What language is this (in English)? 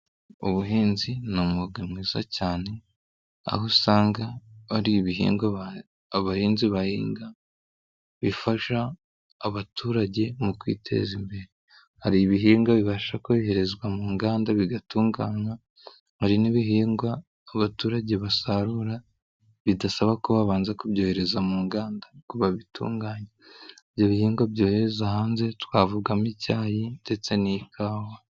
Kinyarwanda